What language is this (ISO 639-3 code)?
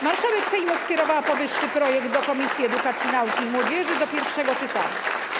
pol